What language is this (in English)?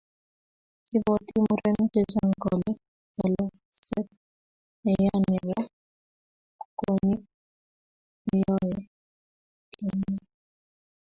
Kalenjin